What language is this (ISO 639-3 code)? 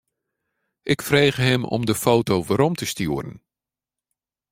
fry